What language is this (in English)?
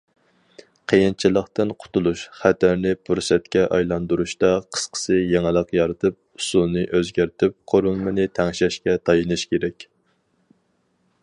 Uyghur